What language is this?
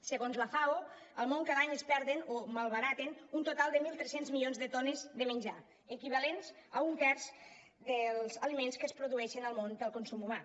Catalan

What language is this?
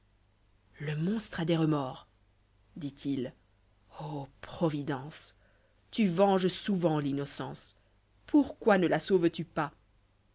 French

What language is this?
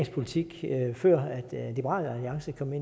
Danish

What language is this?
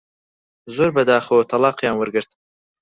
Central Kurdish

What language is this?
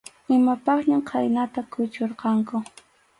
Arequipa-La Unión Quechua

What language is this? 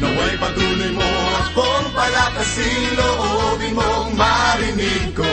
Filipino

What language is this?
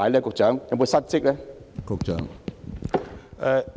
Cantonese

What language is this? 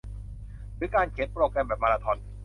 Thai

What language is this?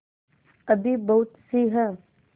Hindi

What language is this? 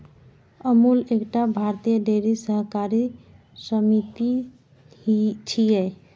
Maithili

